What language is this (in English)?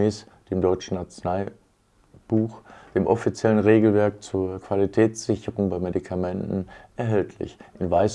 German